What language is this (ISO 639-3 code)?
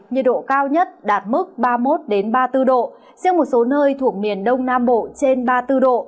vie